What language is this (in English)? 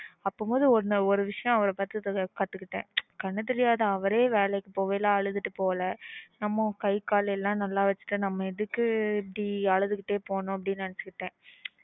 Tamil